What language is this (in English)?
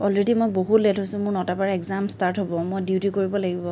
Assamese